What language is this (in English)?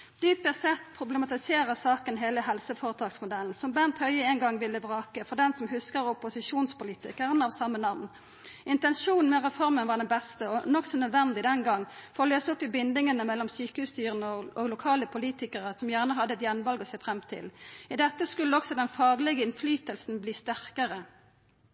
Norwegian Nynorsk